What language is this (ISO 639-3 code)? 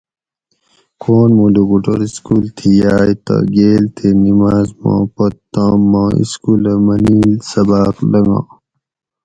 gwc